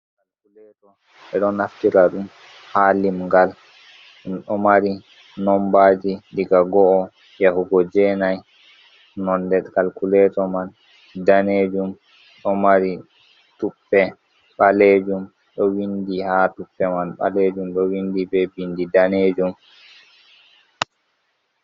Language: Fula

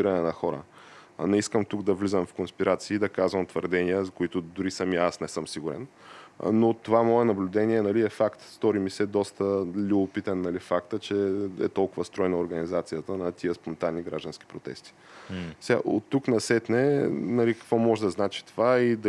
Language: Bulgarian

